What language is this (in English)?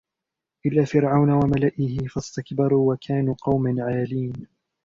Arabic